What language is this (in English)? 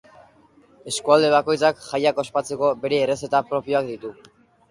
Basque